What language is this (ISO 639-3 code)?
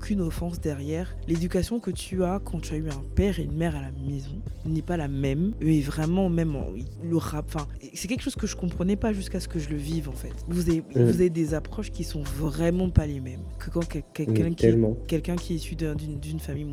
fra